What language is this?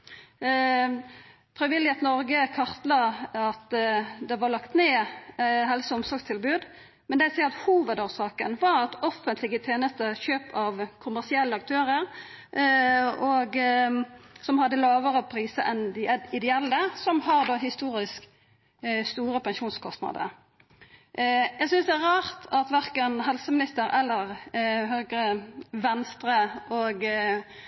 Norwegian Nynorsk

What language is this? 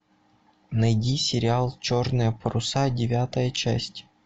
Russian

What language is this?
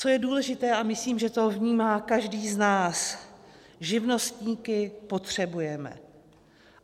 Czech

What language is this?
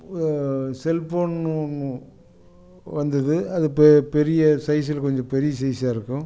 Tamil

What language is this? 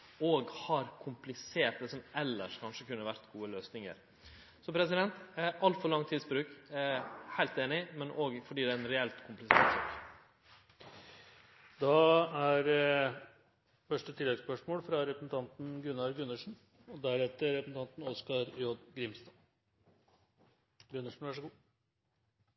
Norwegian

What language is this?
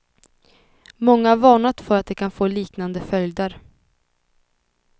Swedish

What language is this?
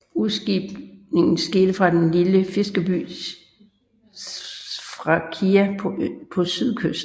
Danish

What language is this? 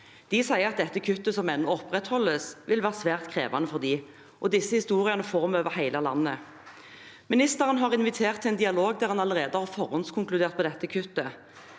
Norwegian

